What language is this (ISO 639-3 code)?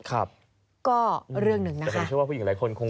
tha